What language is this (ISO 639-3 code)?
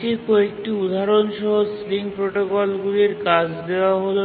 ben